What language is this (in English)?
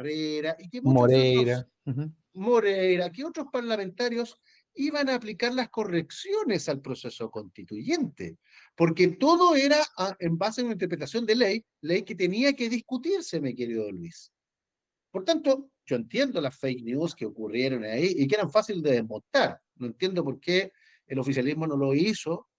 Spanish